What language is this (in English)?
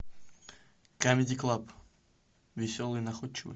Russian